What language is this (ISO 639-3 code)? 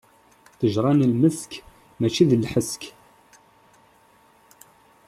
kab